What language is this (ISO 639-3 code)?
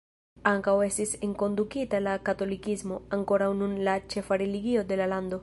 epo